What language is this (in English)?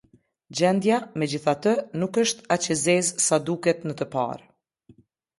Albanian